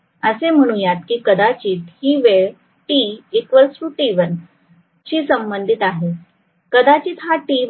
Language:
Marathi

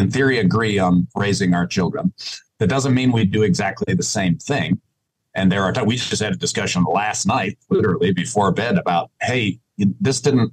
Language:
English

